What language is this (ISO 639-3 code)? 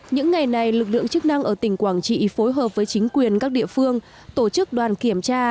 vie